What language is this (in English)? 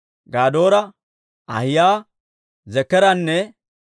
Dawro